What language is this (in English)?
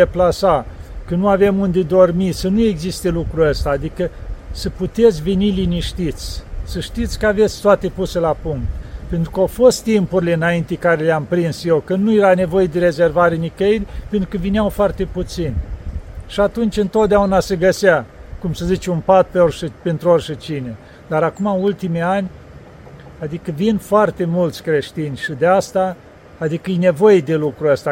Romanian